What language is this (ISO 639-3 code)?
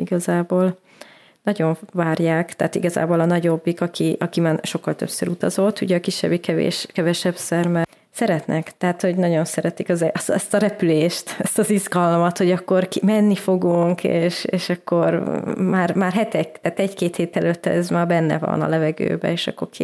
hun